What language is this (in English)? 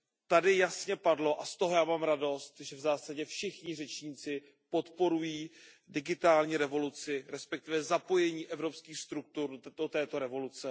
Czech